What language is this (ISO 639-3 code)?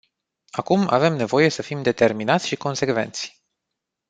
ron